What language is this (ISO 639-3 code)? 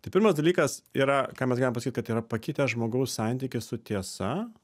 lit